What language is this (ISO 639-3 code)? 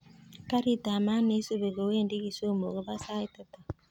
kln